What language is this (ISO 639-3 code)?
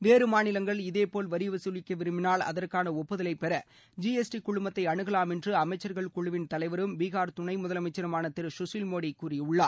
tam